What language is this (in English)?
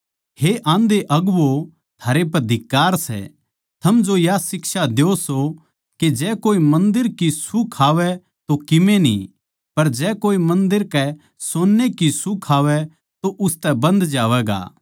Haryanvi